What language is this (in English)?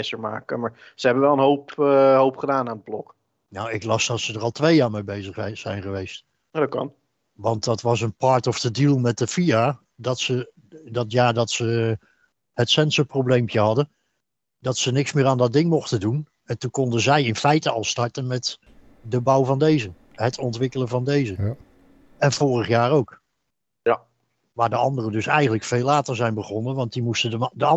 Dutch